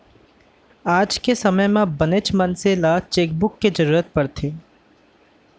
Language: Chhattisgarhi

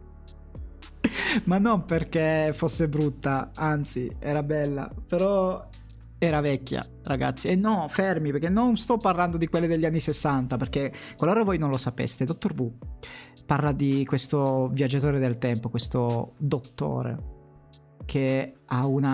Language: Italian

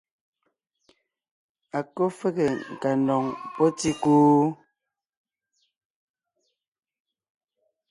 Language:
Ngiemboon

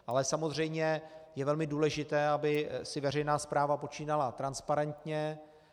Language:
Czech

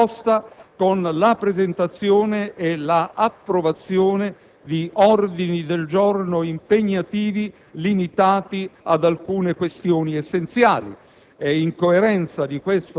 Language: Italian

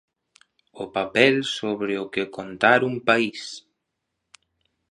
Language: Galician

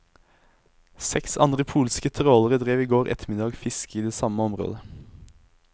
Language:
Norwegian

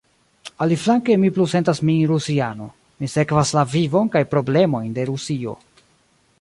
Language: Esperanto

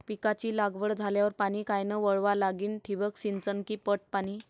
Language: Marathi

